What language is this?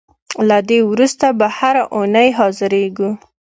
Pashto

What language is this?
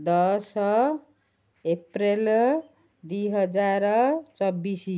Odia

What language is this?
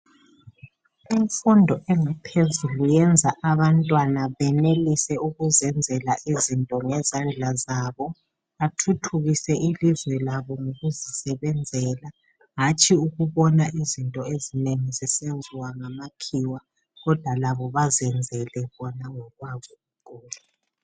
North Ndebele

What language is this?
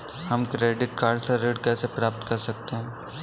Hindi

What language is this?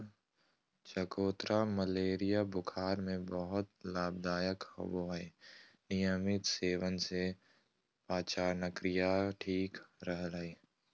Magahi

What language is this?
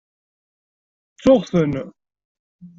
Kabyle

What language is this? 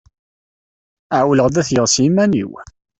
Kabyle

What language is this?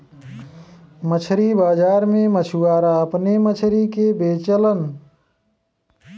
Bhojpuri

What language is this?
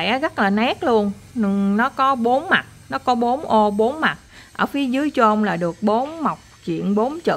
Vietnamese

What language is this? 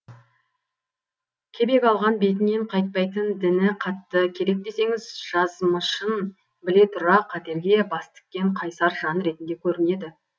Kazakh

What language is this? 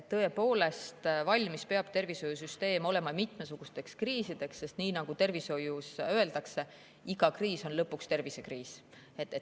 Estonian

